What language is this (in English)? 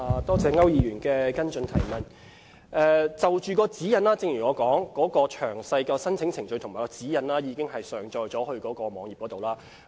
Cantonese